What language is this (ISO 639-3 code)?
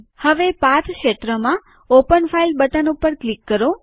guj